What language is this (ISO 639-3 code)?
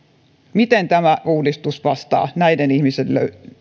fin